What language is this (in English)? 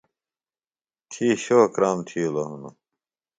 Phalura